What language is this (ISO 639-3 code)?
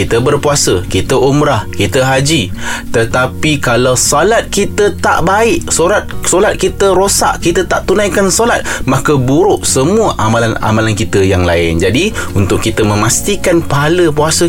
msa